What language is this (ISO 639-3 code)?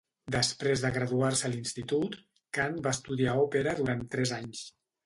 cat